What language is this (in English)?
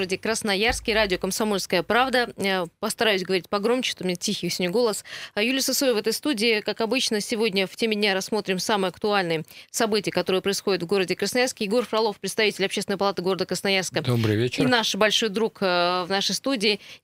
Russian